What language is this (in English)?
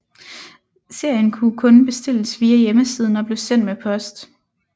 Danish